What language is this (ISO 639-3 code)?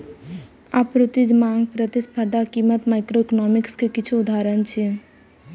mai